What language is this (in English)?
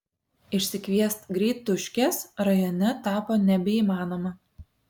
Lithuanian